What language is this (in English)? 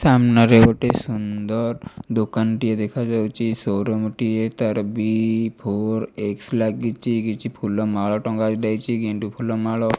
Odia